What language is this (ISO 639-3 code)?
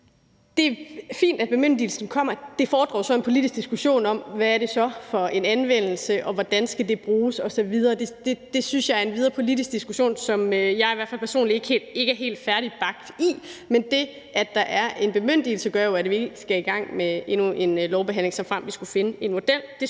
dan